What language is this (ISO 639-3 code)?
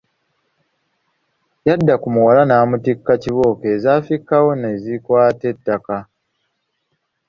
lug